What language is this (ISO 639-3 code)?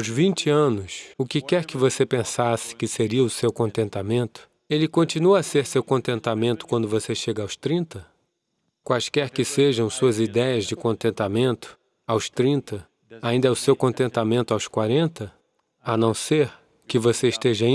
por